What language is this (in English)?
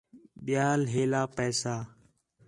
Khetrani